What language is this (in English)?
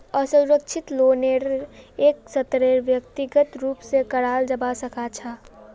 Magahi